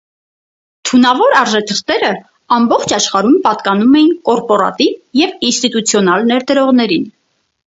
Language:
Armenian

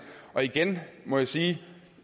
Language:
Danish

